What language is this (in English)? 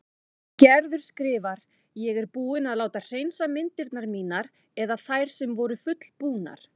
Icelandic